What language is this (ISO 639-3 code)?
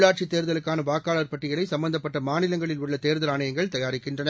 tam